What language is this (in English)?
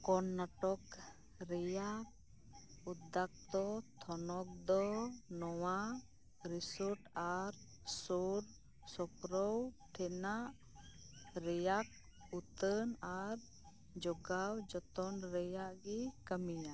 Santali